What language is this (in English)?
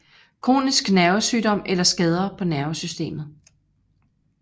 Danish